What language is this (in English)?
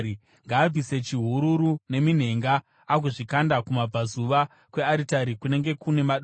Shona